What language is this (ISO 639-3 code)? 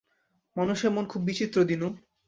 ben